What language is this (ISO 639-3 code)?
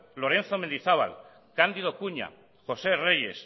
eus